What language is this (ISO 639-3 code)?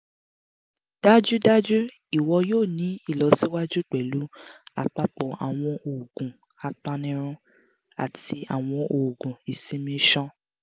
yor